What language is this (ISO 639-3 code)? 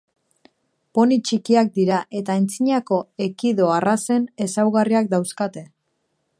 eus